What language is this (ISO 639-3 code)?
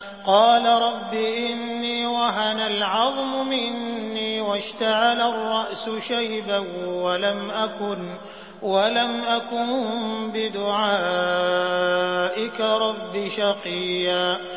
ara